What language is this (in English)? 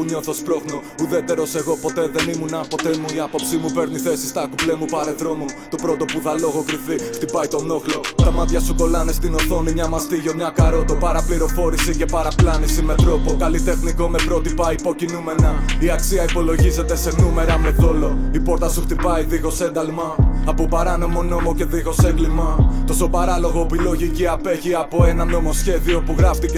Greek